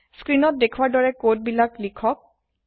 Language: Assamese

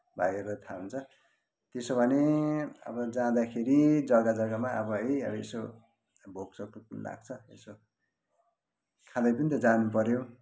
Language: Nepali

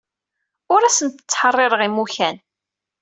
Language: Kabyle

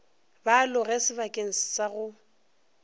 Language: Northern Sotho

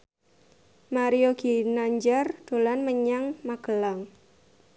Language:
Javanese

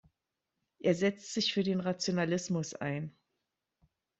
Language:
German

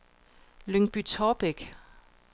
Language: Danish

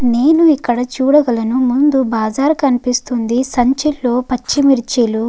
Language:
Telugu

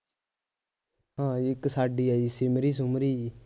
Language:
Punjabi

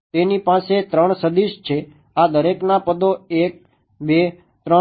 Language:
Gujarati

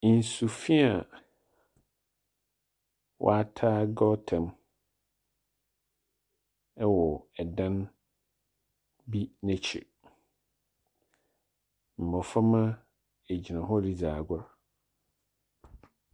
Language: Akan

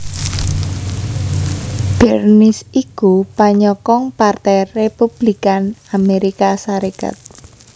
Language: Javanese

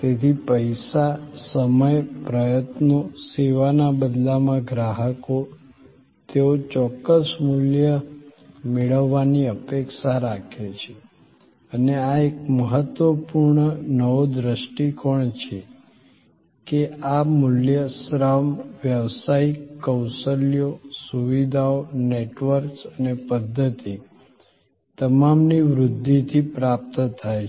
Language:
Gujarati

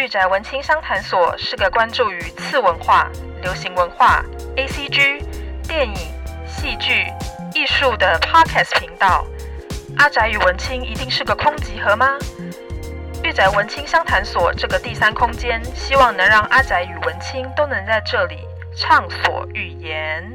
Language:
Chinese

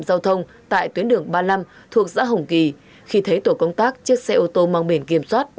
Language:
Vietnamese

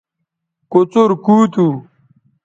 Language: Bateri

